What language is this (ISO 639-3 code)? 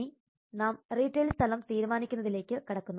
mal